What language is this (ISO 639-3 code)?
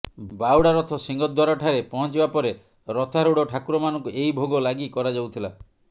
ori